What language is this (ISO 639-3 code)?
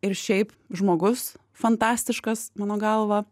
lit